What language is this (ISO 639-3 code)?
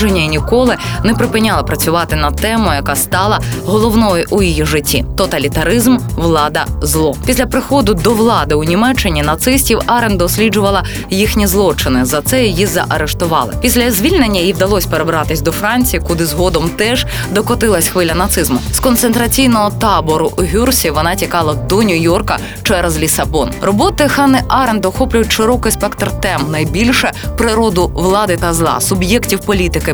ukr